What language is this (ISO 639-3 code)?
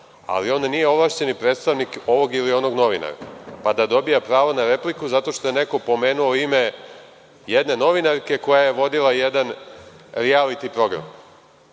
srp